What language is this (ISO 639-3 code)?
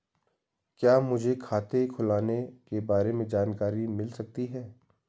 hin